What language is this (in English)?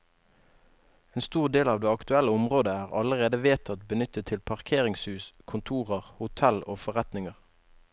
Norwegian